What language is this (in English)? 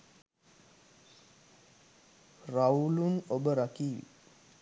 Sinhala